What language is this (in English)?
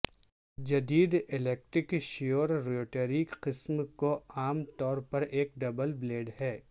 Urdu